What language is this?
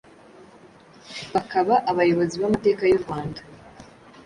Kinyarwanda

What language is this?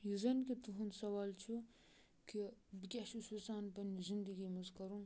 Kashmiri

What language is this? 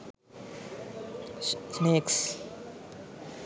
Sinhala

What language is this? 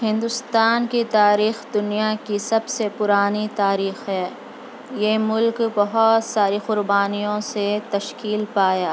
Urdu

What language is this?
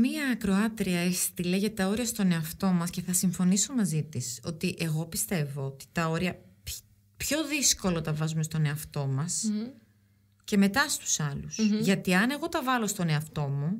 Greek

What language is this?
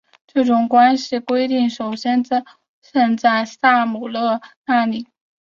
Chinese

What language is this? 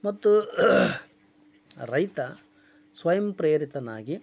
Kannada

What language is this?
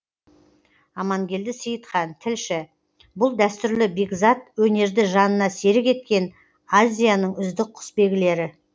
Kazakh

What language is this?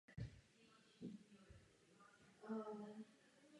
Czech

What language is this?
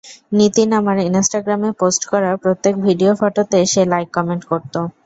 Bangla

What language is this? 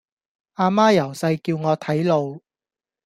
Cantonese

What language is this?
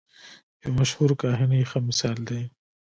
Pashto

